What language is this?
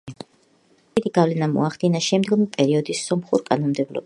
Georgian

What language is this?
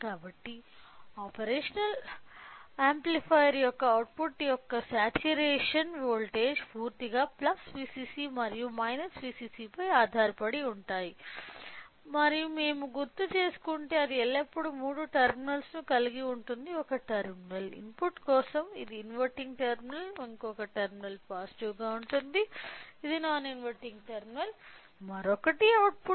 Telugu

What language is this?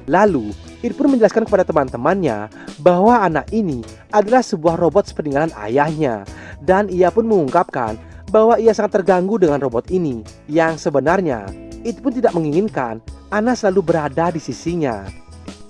Indonesian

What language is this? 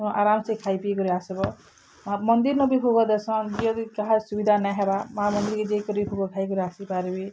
Odia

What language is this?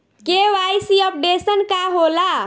Bhojpuri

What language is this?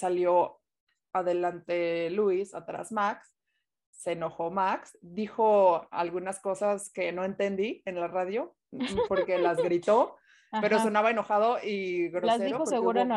Spanish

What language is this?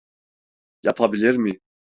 Turkish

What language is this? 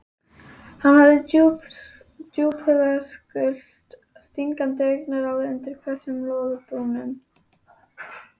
Icelandic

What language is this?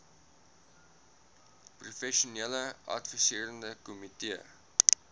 Afrikaans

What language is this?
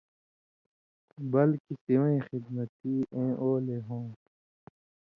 Indus Kohistani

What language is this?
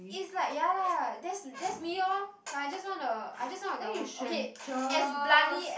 English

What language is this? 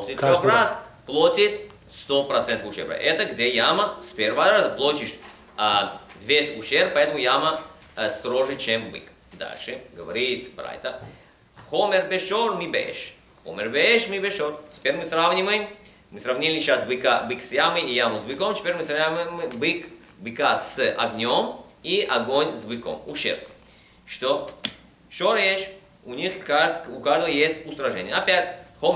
Russian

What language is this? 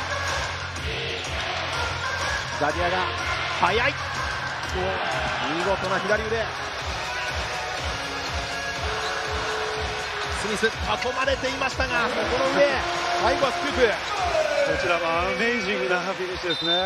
Japanese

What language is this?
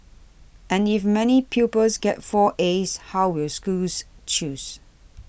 English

